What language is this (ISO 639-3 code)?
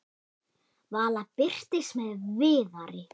isl